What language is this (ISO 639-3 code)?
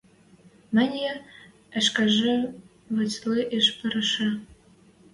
mrj